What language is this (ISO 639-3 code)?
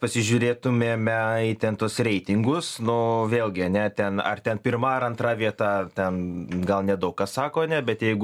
lit